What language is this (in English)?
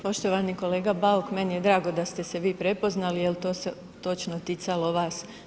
Croatian